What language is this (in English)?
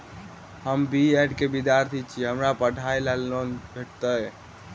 Maithili